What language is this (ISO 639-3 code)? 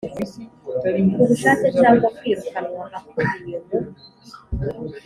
kin